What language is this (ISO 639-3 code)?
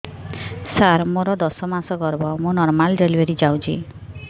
ori